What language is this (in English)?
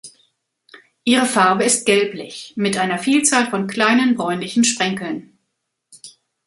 German